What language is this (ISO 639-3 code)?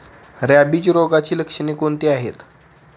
mar